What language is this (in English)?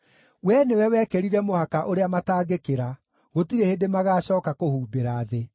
Kikuyu